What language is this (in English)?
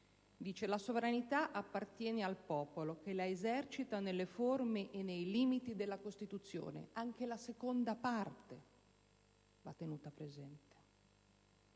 Italian